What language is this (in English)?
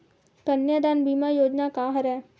Chhattisgarhi